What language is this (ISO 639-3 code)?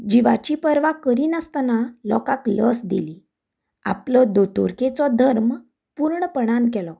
kok